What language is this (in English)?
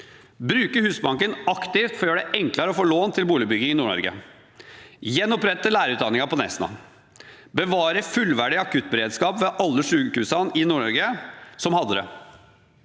Norwegian